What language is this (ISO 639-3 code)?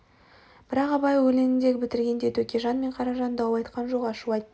kaz